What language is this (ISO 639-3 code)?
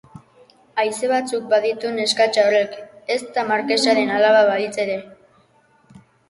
eus